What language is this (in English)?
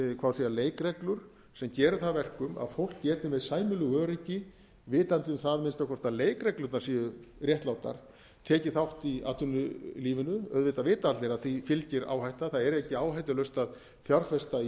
Icelandic